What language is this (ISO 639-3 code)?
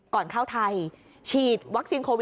tha